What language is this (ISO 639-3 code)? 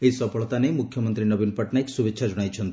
ori